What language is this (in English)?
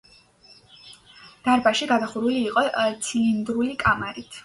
Georgian